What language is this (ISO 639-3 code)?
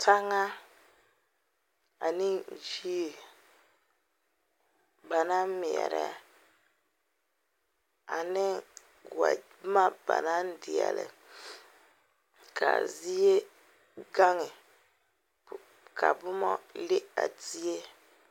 dga